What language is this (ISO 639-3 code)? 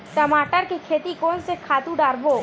hne